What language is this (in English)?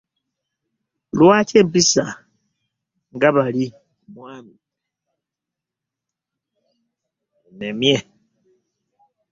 Ganda